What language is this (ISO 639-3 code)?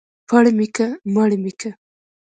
pus